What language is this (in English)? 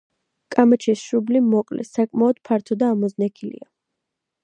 Georgian